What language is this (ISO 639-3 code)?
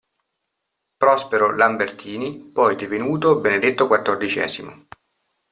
ita